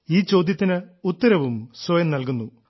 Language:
Malayalam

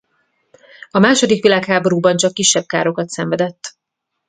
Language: Hungarian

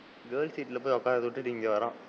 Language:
Tamil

